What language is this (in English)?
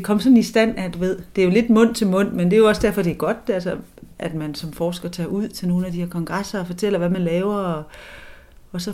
Danish